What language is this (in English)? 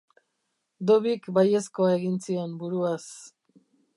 Basque